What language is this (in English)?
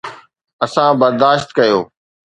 Sindhi